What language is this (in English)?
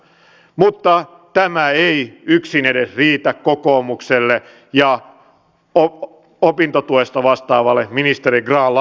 Finnish